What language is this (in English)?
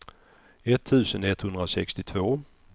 Swedish